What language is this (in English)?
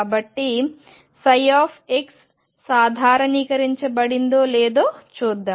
Telugu